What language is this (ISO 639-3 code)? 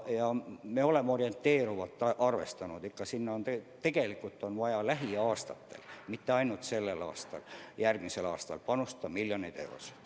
est